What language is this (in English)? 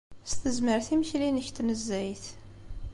Kabyle